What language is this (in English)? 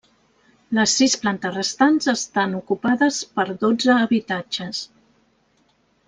Catalan